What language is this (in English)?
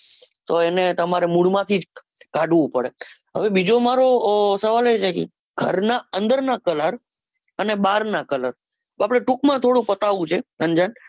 Gujarati